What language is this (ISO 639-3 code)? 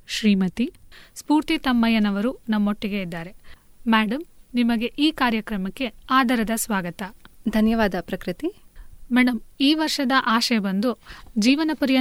kan